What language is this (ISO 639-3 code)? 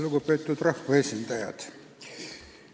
est